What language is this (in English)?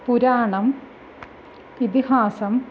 Sanskrit